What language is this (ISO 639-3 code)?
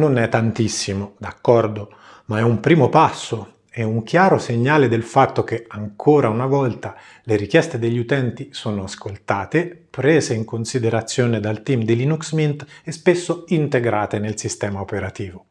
ita